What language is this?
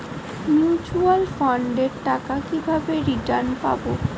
Bangla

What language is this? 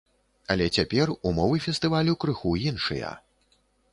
Belarusian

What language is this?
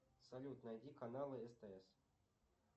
Russian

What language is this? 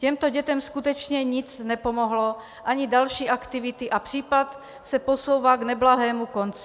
Czech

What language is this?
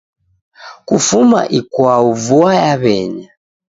Taita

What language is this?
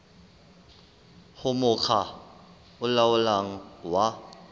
Southern Sotho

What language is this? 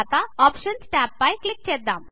Telugu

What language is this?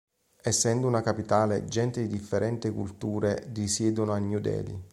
Italian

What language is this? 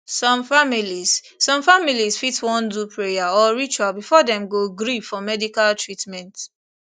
Nigerian Pidgin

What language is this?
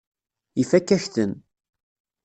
Kabyle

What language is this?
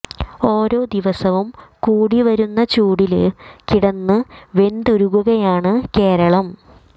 Malayalam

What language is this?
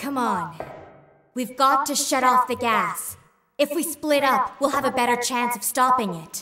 Russian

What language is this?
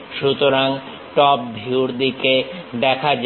Bangla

